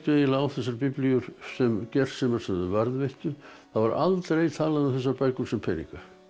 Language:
Icelandic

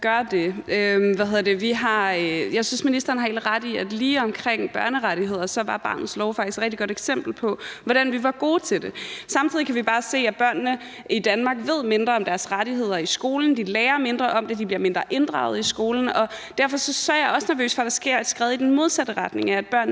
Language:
Danish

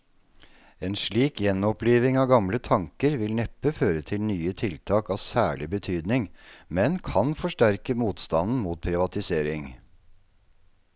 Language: Norwegian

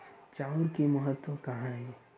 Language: Chhattisgarhi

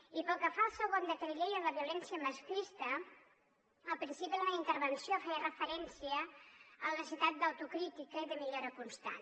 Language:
Catalan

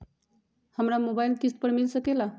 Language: Magahi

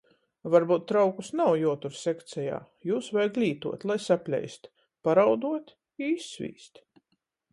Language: Latgalian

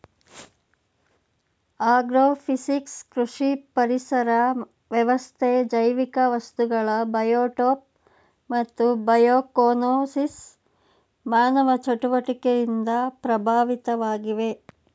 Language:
Kannada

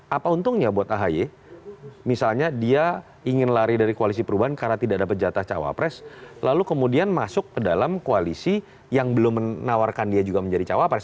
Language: Indonesian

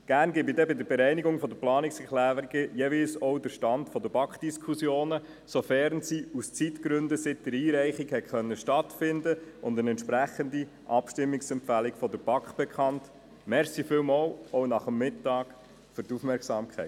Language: Swiss German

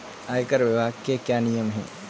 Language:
Hindi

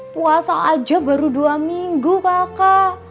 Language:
Indonesian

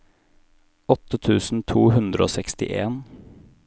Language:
Norwegian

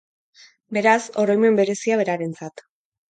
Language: Basque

